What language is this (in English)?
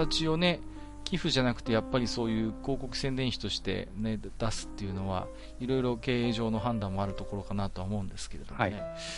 Japanese